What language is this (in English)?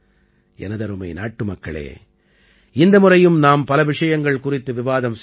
Tamil